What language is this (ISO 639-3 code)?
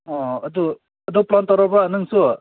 mni